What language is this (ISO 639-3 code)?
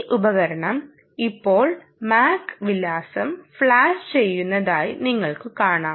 mal